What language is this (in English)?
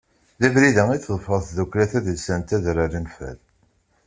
Kabyle